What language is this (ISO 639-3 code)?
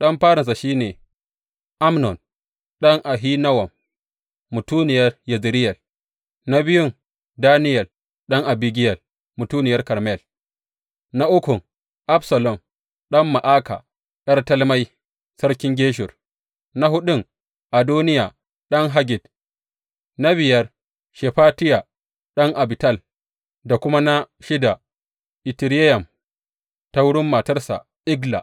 hau